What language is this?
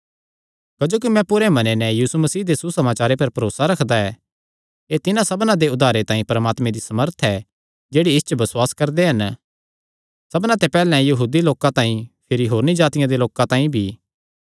Kangri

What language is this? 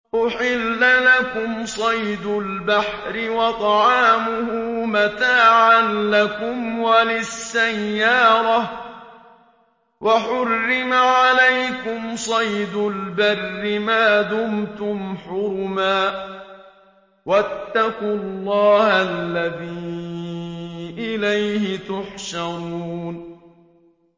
Arabic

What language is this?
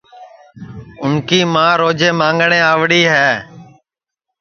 Sansi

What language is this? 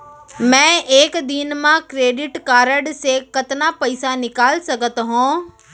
Chhattisgarhi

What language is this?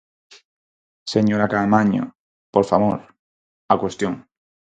Galician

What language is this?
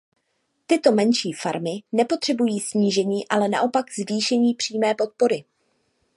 Czech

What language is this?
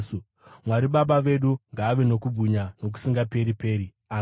Shona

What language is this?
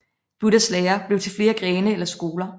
Danish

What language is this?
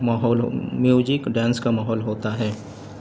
Urdu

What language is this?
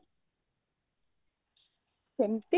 Odia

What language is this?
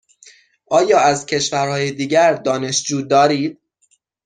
Persian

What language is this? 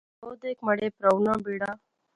Pahari-Potwari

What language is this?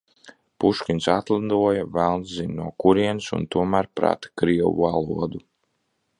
Latvian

